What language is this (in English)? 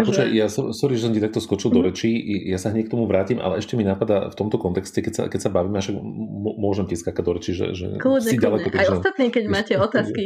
Slovak